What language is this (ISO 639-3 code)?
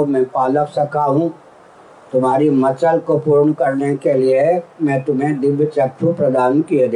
hin